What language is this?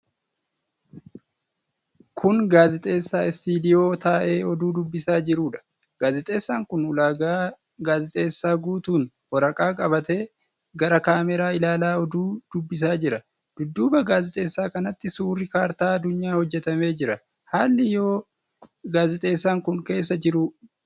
Oromo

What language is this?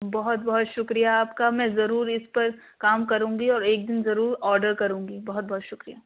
Urdu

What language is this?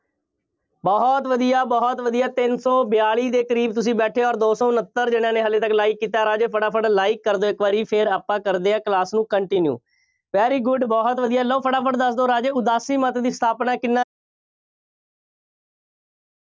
Punjabi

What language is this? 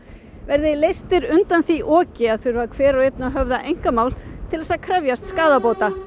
Icelandic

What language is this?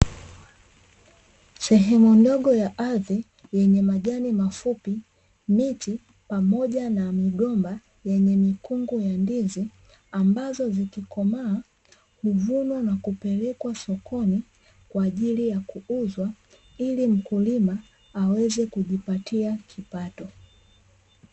Swahili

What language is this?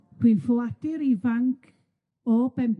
Welsh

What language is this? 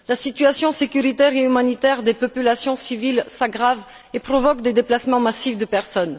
French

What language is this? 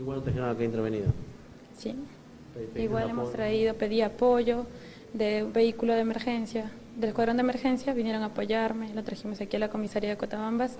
Spanish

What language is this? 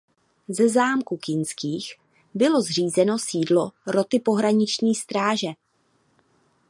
Czech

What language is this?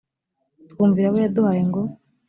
Kinyarwanda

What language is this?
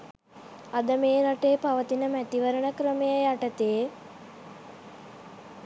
Sinhala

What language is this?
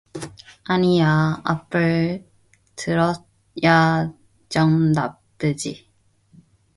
Korean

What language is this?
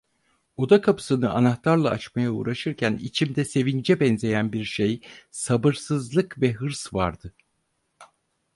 Turkish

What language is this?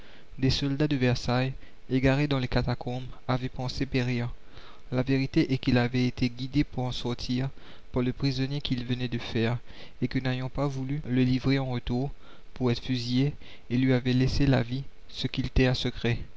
French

